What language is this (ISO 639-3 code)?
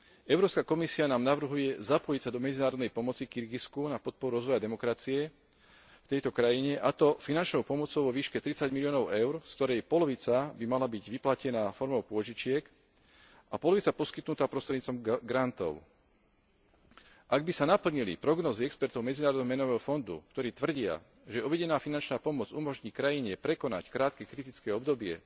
slk